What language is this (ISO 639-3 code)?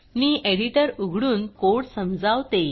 mar